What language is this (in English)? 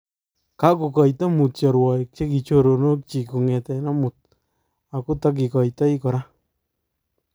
Kalenjin